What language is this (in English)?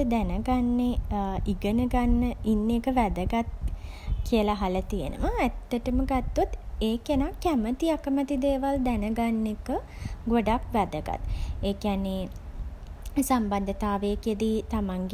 Sinhala